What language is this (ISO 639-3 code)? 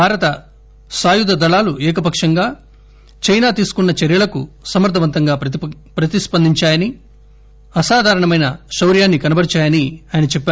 tel